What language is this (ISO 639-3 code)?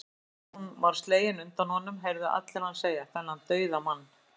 isl